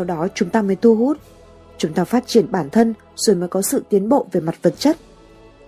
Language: Vietnamese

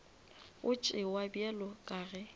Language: Northern Sotho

